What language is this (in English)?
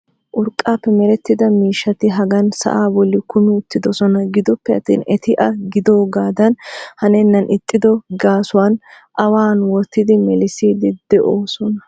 Wolaytta